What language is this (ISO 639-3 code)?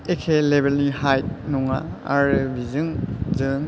brx